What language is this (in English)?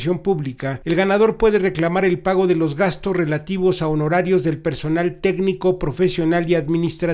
Spanish